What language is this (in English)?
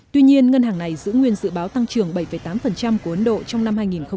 Vietnamese